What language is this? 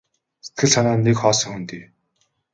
Mongolian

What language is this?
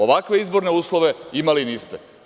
Serbian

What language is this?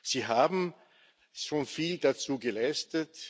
German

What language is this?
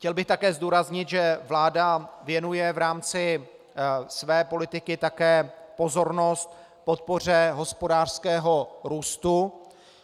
Czech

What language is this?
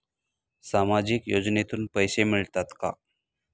Marathi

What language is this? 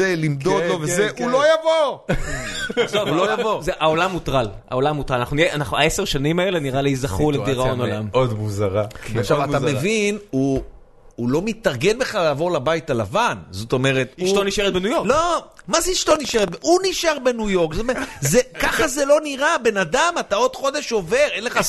Hebrew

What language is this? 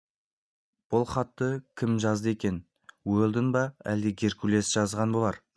Kazakh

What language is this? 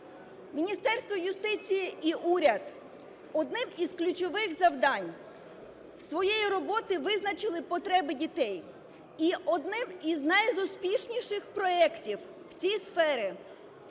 Ukrainian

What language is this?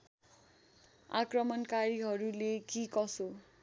Nepali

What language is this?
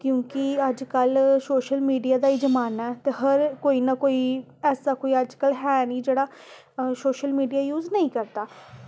Dogri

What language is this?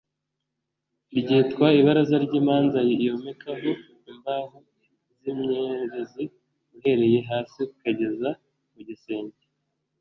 Kinyarwanda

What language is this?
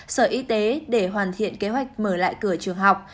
Vietnamese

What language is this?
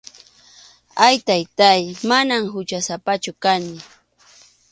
Arequipa-La Unión Quechua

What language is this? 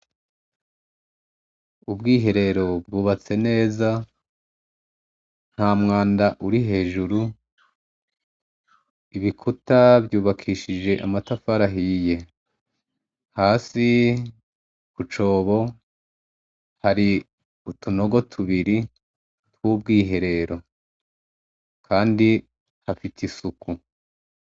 Rundi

